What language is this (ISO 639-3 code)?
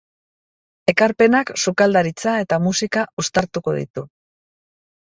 eus